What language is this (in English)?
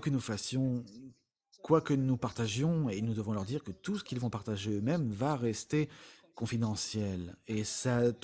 French